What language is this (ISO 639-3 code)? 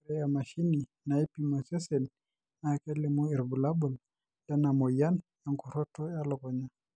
mas